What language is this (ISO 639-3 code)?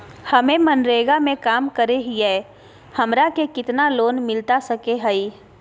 mag